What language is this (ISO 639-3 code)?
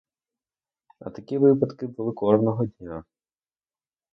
ukr